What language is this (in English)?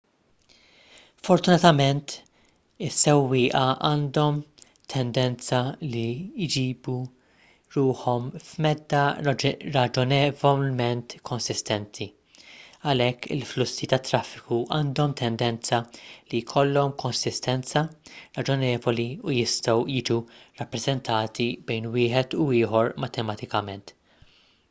Maltese